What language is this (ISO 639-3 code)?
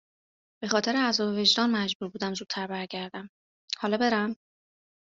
fas